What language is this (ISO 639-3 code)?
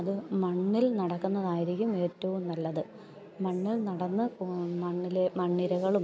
mal